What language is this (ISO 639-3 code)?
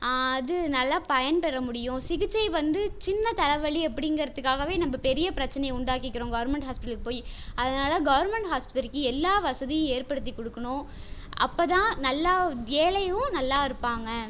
tam